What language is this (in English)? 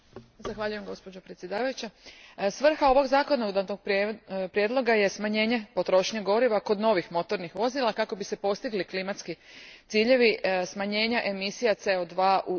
Croatian